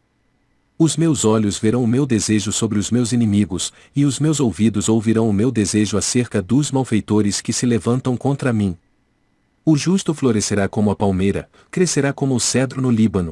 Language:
Portuguese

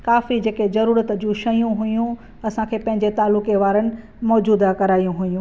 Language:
Sindhi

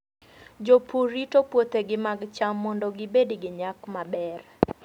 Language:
Luo (Kenya and Tanzania)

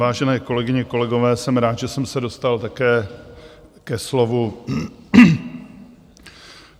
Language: Czech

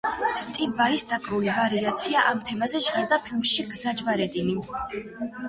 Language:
Georgian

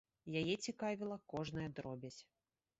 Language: Belarusian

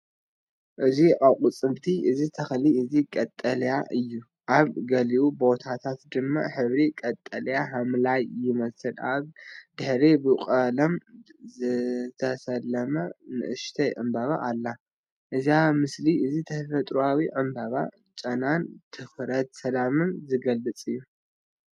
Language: Tigrinya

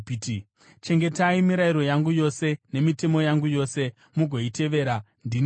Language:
Shona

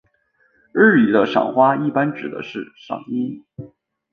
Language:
Chinese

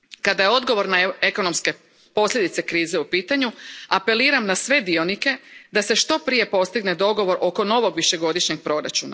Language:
Croatian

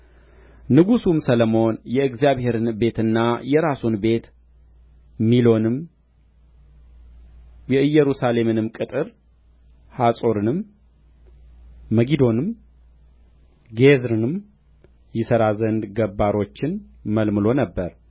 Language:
Amharic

